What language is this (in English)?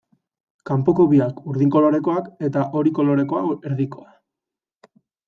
Basque